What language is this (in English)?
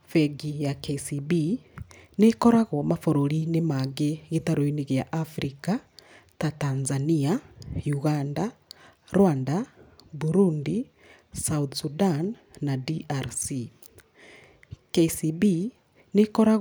Kikuyu